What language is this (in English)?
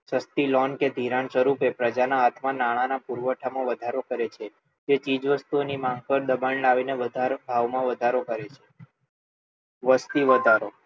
Gujarati